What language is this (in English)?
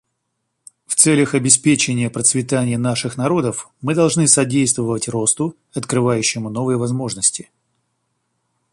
Russian